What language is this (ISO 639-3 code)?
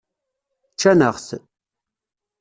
kab